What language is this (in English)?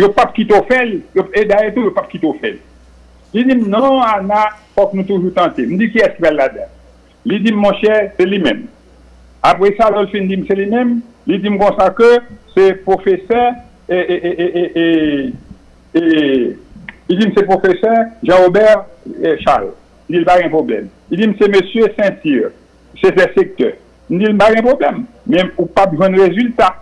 French